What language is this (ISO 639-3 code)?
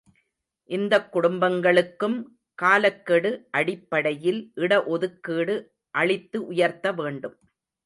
tam